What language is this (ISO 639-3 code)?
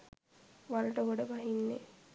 sin